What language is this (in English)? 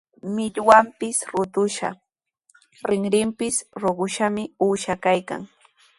Sihuas Ancash Quechua